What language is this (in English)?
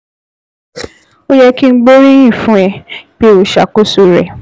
Yoruba